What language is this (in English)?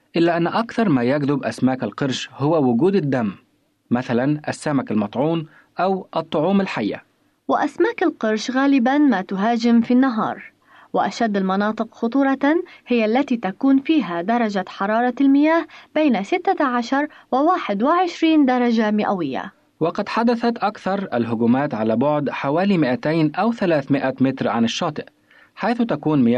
Arabic